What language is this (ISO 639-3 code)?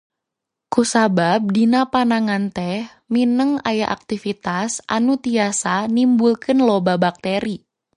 sun